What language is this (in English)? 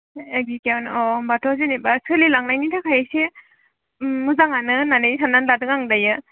Bodo